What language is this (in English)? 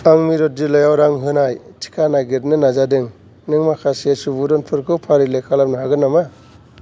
Bodo